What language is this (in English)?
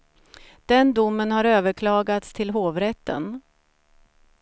Swedish